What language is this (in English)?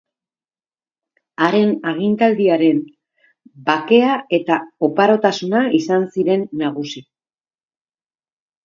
Basque